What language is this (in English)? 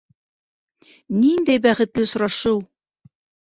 Bashkir